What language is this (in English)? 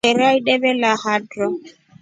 Rombo